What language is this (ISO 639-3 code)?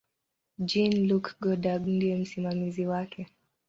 swa